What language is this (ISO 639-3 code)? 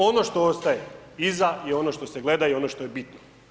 hrv